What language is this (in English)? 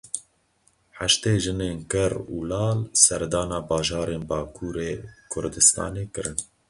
Kurdish